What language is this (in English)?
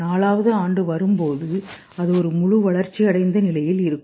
Tamil